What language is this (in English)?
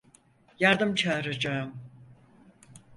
Turkish